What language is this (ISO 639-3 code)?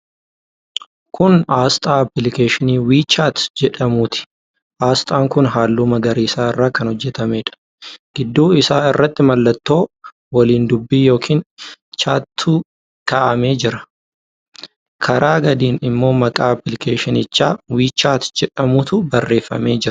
orm